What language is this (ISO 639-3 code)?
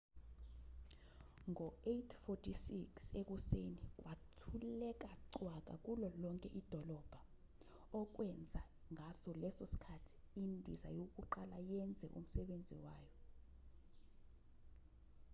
zul